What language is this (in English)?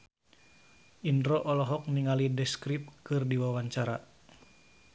Sundanese